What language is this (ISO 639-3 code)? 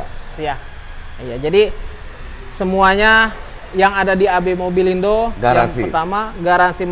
ind